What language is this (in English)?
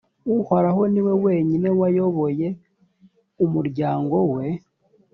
Kinyarwanda